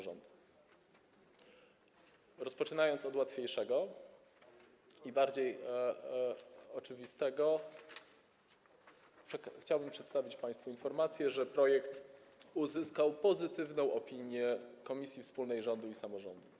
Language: Polish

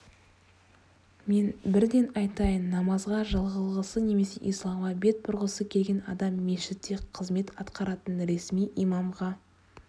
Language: Kazakh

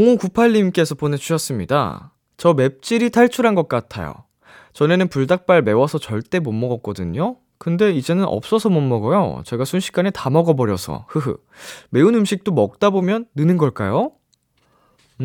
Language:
Korean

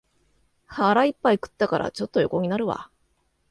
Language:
Japanese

